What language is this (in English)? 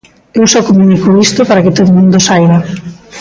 Galician